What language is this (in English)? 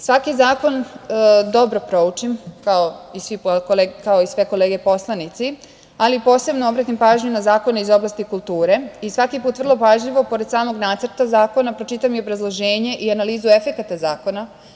Serbian